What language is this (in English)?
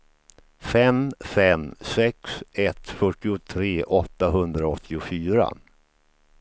Swedish